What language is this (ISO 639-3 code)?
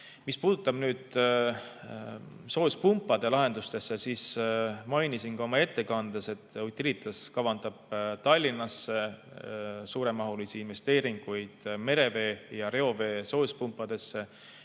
est